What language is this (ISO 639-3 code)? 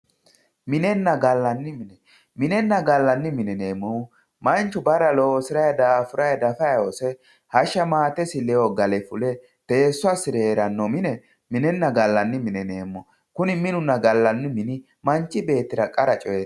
sid